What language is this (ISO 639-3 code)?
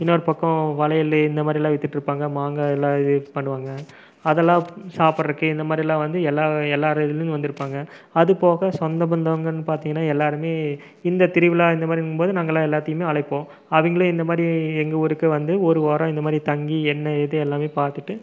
tam